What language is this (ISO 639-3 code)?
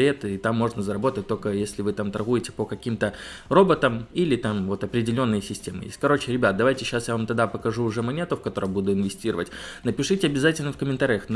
rus